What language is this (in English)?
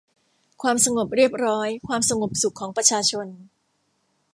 Thai